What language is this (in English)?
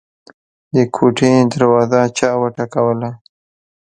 Pashto